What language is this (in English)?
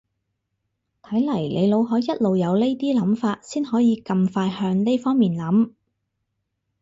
Cantonese